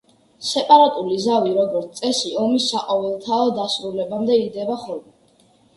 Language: Georgian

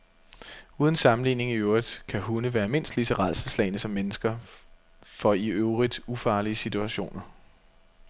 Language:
Danish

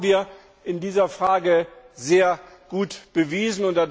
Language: German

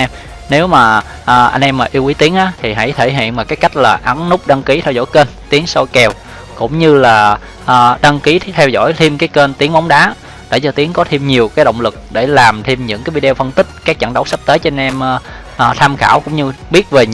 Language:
Vietnamese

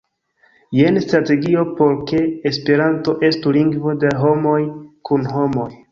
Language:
Esperanto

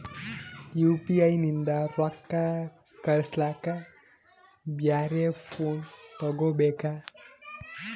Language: Kannada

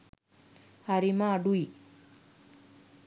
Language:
Sinhala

